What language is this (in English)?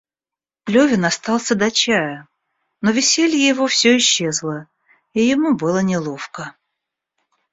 Russian